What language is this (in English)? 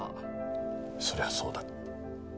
Japanese